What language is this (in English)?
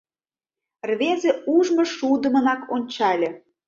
Mari